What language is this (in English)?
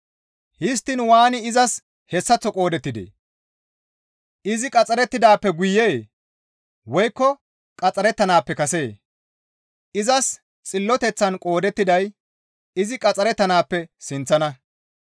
Gamo